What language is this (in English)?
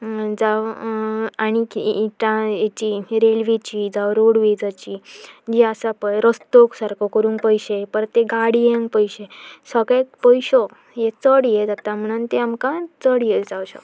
Konkani